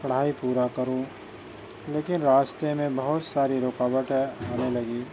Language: Urdu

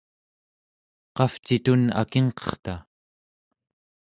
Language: Central Yupik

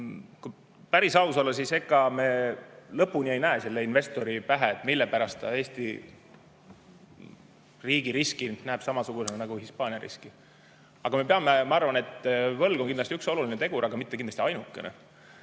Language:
Estonian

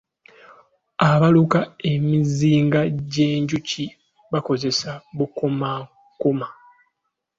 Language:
Ganda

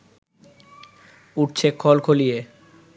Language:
Bangla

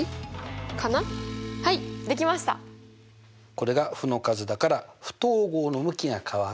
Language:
Japanese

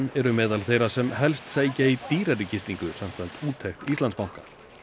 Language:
Icelandic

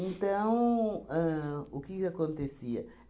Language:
Portuguese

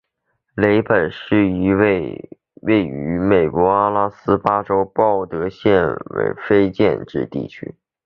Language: Chinese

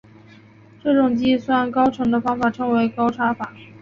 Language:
Chinese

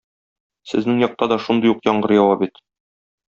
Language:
Tatar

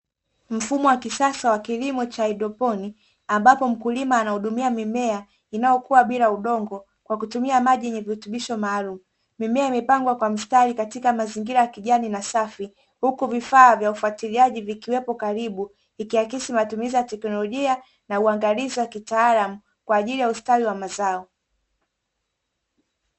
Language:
Swahili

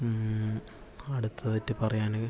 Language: Malayalam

